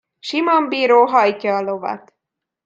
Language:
Hungarian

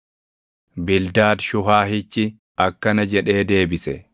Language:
Oromo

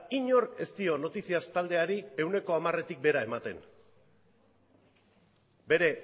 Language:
Basque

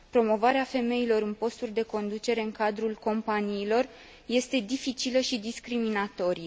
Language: Romanian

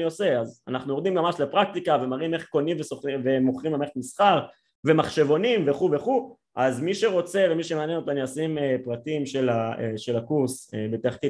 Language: Hebrew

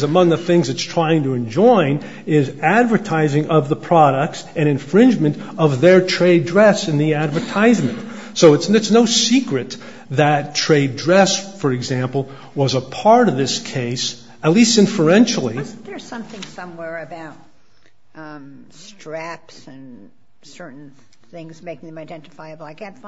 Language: English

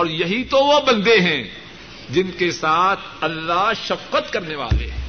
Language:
Urdu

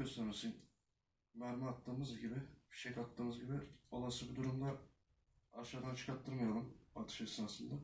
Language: Turkish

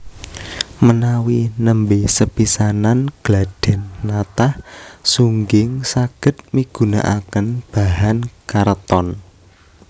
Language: Javanese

